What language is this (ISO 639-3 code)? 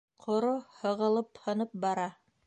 bak